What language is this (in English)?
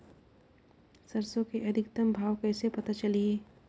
Chhattisgarhi